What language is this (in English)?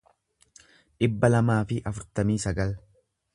Oromo